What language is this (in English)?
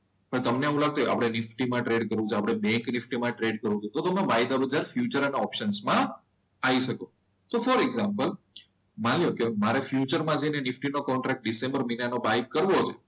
Gujarati